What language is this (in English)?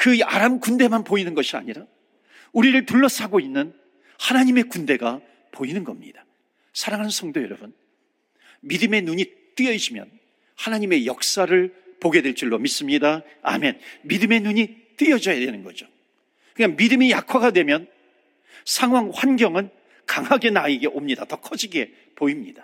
Korean